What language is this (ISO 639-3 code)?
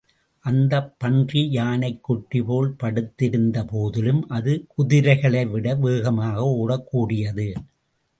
tam